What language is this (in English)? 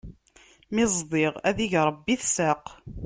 Kabyle